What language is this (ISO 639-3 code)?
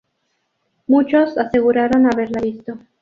spa